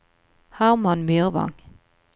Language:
Norwegian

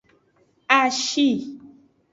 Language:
Aja (Benin)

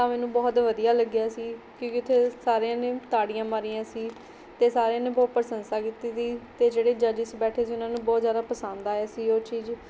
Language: Punjabi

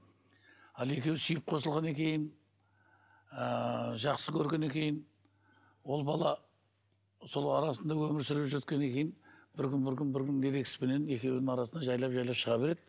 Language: Kazakh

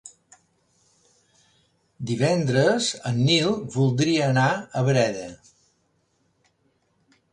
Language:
Catalan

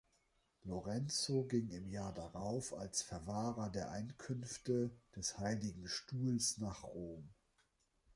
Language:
German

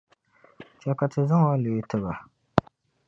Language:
Dagbani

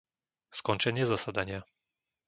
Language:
Slovak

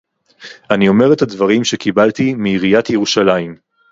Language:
Hebrew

